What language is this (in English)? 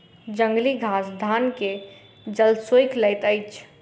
Maithili